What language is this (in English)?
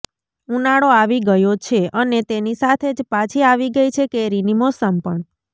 Gujarati